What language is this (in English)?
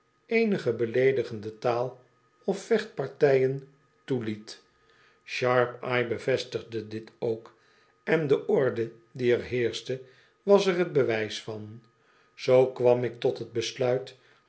Dutch